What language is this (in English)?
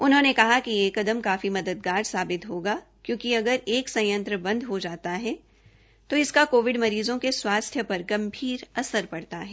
Hindi